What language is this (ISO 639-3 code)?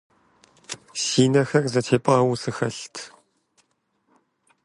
kbd